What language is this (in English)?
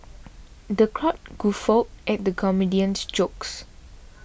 English